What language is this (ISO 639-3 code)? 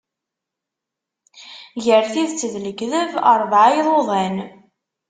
kab